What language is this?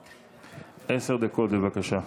Hebrew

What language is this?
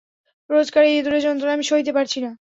Bangla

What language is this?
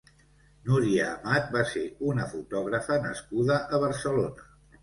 Catalan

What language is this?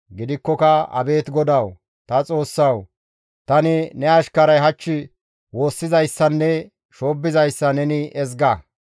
Gamo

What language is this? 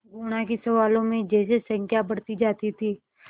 Hindi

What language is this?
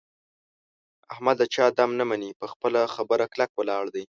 Pashto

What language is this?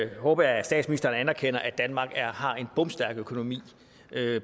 Danish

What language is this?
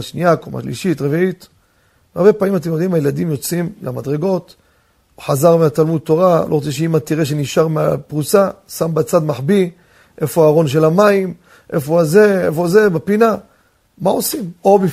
Hebrew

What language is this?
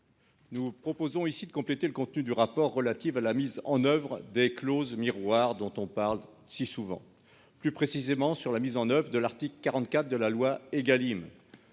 French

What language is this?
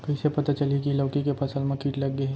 Chhattisgarhi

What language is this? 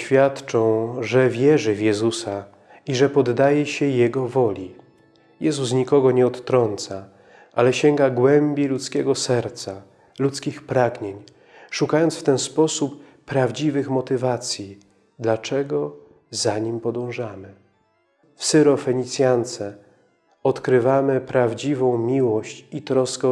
Polish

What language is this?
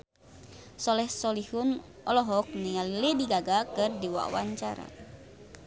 Sundanese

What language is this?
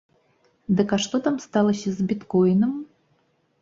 Belarusian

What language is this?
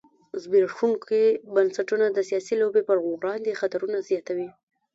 Pashto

